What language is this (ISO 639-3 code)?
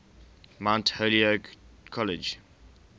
eng